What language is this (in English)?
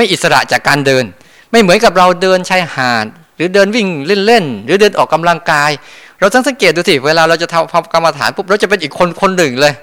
Thai